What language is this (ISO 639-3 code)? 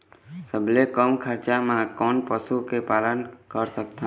hne